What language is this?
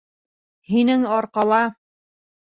Bashkir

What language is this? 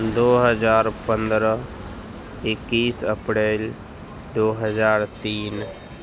Urdu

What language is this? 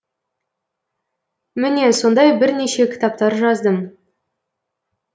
Kazakh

